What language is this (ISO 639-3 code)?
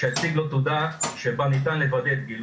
heb